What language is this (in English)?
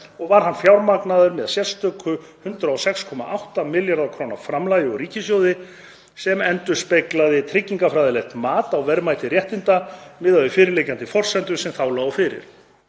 Icelandic